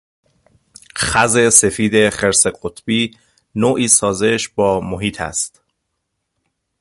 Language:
Persian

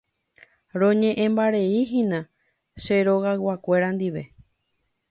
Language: Guarani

